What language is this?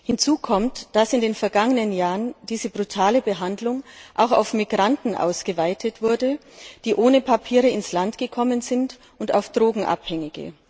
German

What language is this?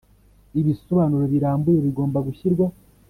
Kinyarwanda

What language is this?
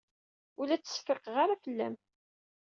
Kabyle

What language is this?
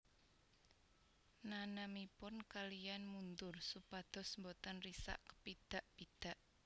Javanese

